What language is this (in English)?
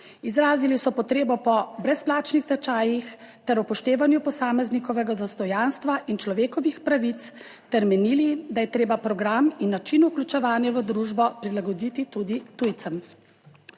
Slovenian